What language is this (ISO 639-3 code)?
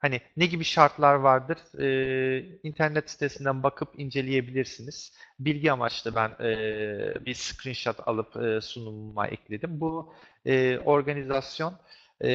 tur